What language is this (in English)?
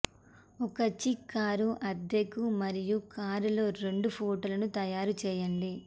Telugu